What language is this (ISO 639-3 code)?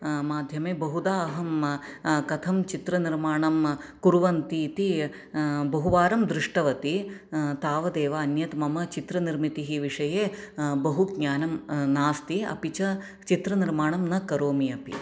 san